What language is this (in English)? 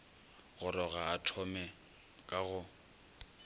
Northern Sotho